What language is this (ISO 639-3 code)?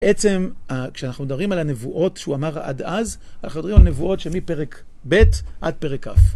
heb